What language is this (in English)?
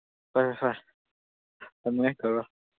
Manipuri